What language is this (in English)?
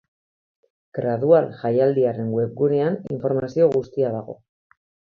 Basque